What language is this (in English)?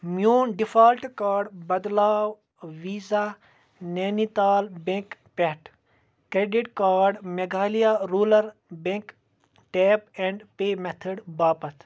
Kashmiri